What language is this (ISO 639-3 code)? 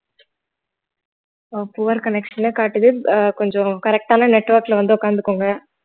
tam